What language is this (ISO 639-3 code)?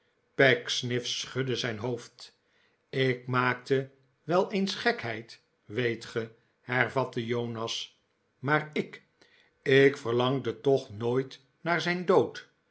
nld